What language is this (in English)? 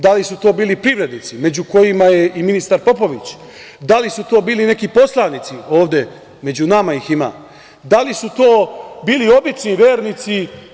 Serbian